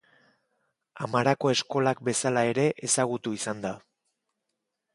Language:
Basque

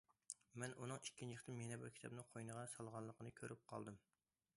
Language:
Uyghur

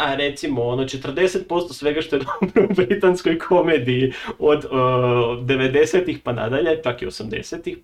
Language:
Croatian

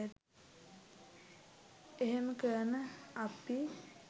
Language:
Sinhala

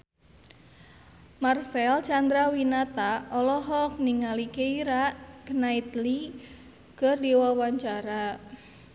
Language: Sundanese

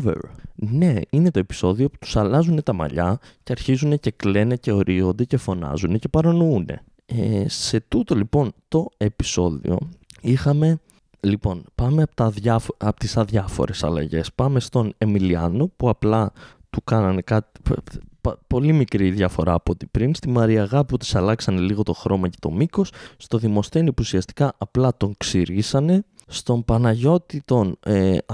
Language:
Greek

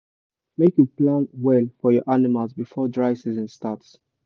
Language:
Nigerian Pidgin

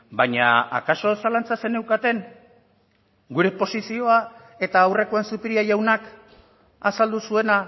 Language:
Basque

